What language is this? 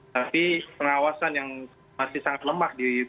Indonesian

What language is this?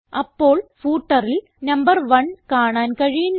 Malayalam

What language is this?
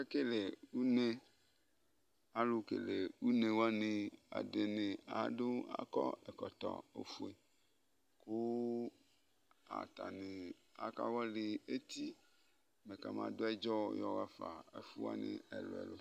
Ikposo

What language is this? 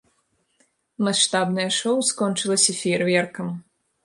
Belarusian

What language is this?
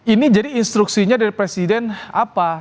Indonesian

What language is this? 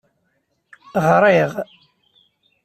Kabyle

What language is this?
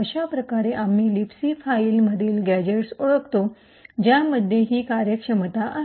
Marathi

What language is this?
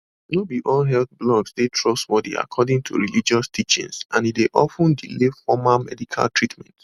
Nigerian Pidgin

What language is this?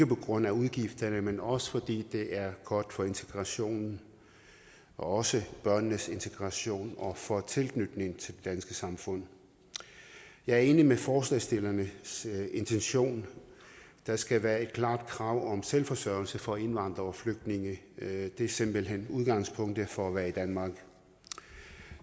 Danish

